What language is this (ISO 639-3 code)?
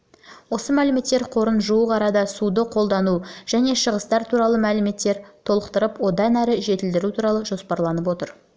kaz